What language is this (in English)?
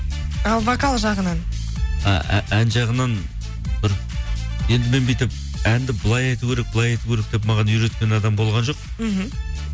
Kazakh